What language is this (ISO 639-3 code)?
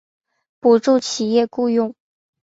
zho